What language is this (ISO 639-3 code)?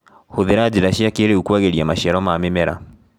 kik